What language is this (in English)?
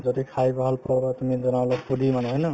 Assamese